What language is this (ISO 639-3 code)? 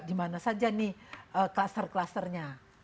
ind